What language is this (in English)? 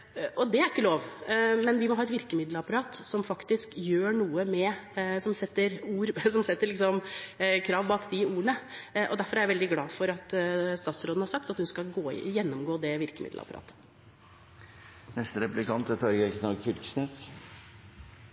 Norwegian